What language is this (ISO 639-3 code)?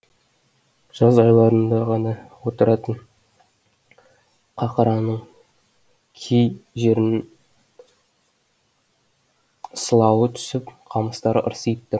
kaz